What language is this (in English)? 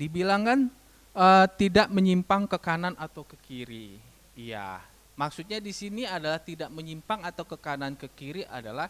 Indonesian